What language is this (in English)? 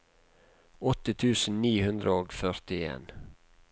Norwegian